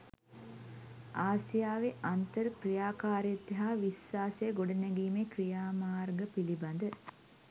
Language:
Sinhala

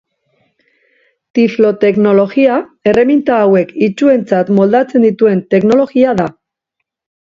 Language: Basque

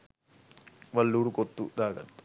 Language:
Sinhala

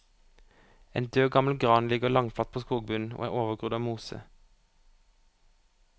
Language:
Norwegian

